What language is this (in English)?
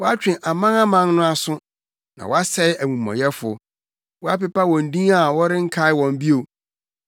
Akan